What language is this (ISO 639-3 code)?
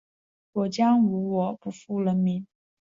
zho